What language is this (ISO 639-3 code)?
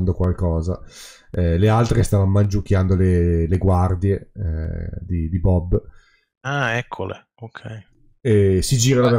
ita